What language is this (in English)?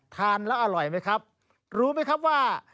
Thai